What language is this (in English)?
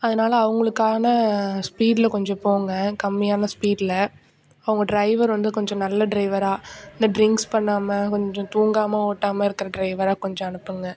Tamil